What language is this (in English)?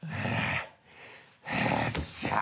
Japanese